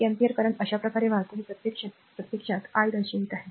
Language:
Marathi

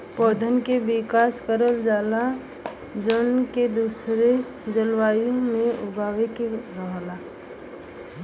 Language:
Bhojpuri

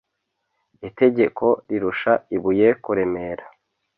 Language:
Kinyarwanda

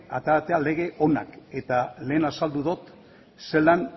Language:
Basque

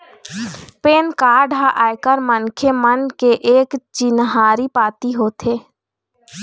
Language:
Chhattisgarhi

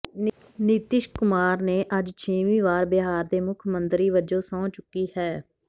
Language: Punjabi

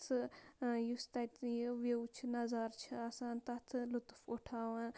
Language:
Kashmiri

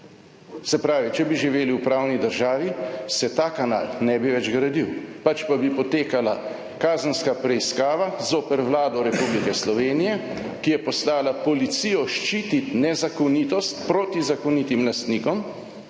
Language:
Slovenian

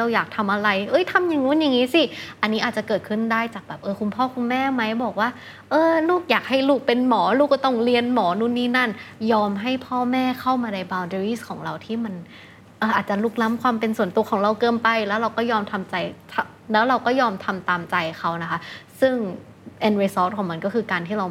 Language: Thai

